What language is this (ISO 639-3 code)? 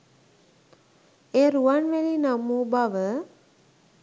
sin